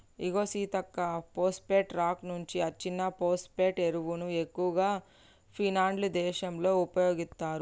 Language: Telugu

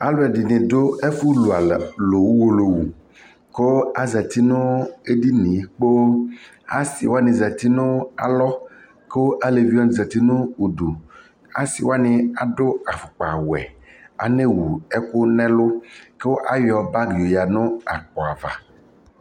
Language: Ikposo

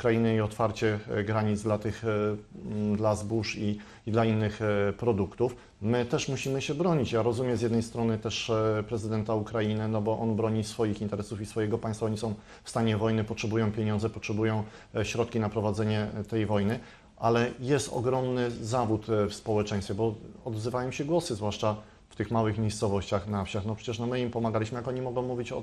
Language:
Polish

